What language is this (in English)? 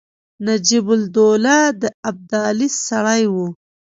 Pashto